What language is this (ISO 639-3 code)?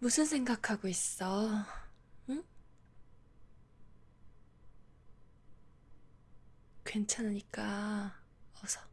kor